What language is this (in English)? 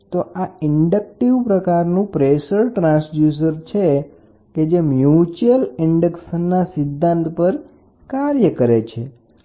Gujarati